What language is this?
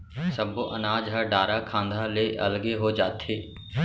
Chhattisgarhi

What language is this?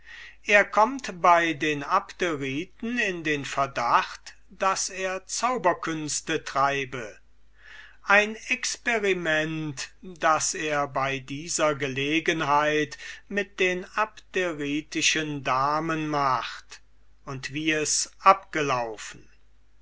German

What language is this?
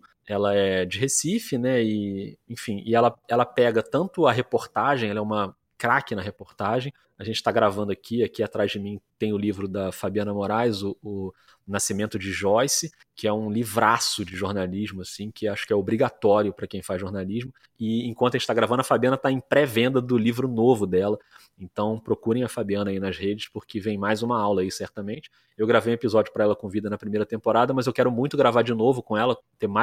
Portuguese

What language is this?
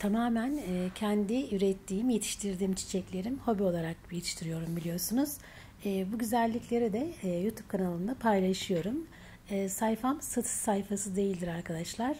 Turkish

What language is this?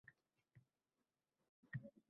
Uzbek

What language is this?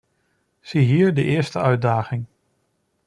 Dutch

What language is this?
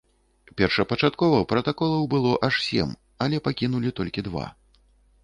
Belarusian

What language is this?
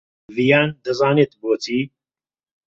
Central Kurdish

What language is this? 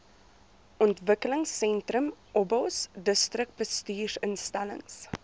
Afrikaans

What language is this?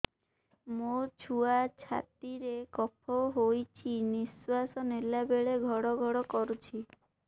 Odia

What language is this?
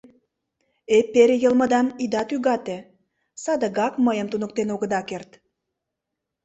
Mari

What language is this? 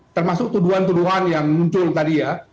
Indonesian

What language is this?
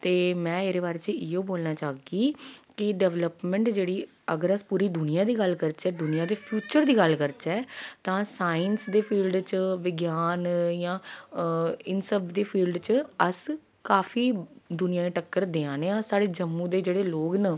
Dogri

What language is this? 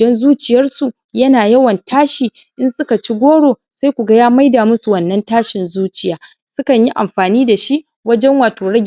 Hausa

